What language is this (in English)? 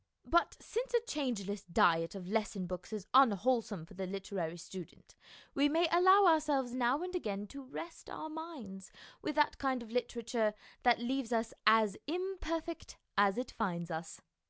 English